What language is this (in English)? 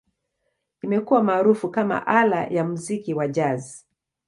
Swahili